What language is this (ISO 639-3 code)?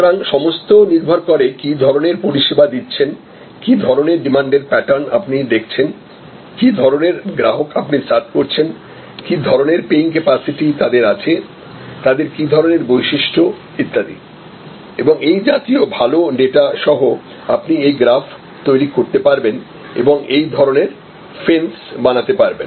ben